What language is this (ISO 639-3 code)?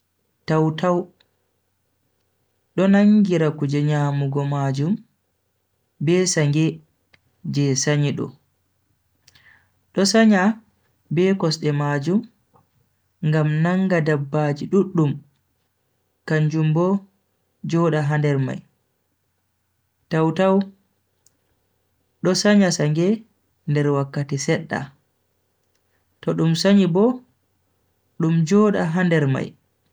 fui